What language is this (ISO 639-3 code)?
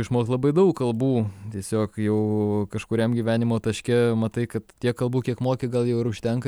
lit